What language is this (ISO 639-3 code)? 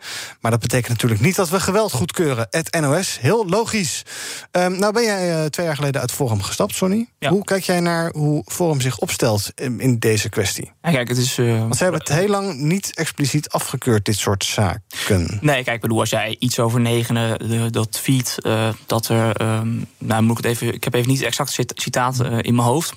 nld